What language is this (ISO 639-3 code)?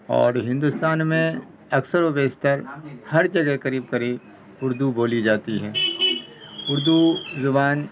urd